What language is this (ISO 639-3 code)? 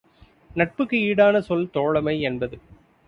tam